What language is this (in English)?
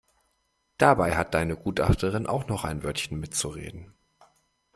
German